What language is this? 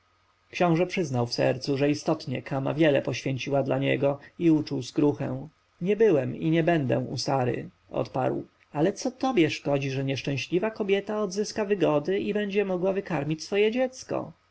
Polish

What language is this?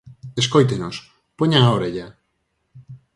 Galician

